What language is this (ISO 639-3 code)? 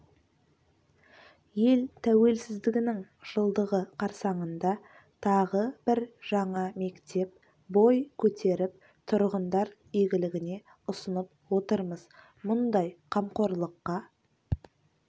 kaz